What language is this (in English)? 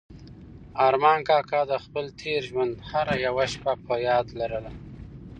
Pashto